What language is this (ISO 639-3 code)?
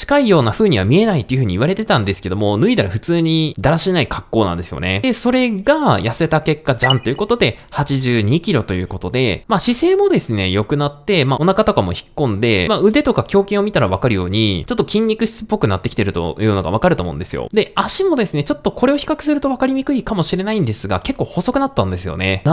jpn